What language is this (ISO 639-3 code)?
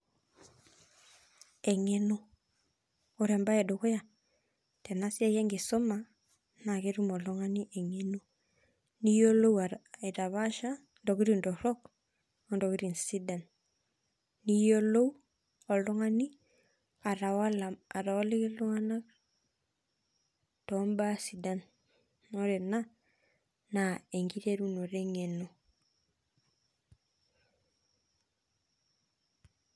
mas